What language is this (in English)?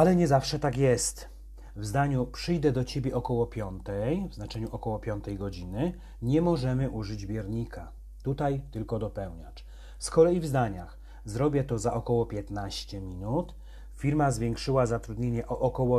Polish